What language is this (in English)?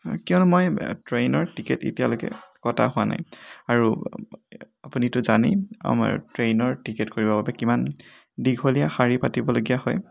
Assamese